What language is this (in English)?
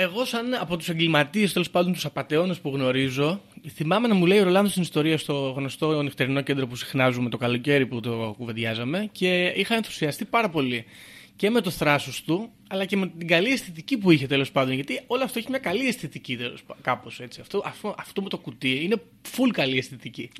Greek